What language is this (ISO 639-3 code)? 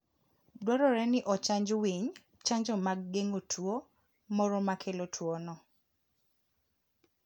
luo